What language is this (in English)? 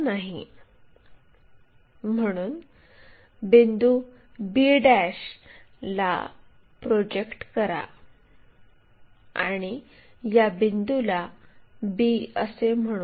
Marathi